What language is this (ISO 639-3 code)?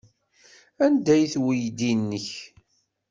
kab